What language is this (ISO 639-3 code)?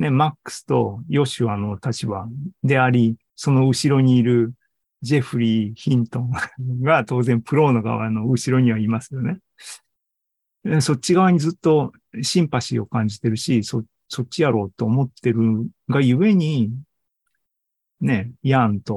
jpn